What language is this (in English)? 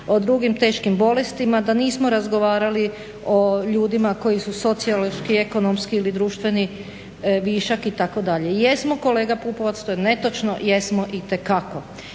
Croatian